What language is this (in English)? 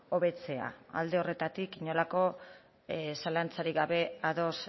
Basque